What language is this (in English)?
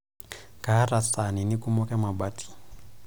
Masai